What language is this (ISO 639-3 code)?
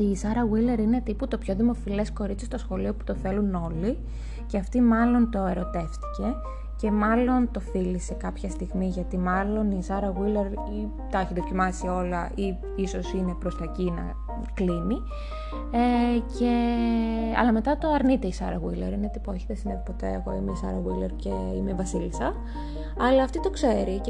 ell